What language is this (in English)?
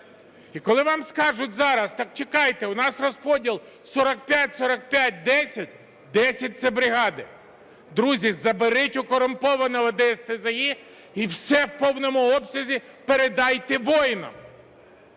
Ukrainian